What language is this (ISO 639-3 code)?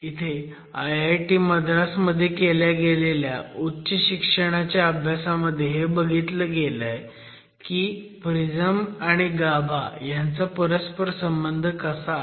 mar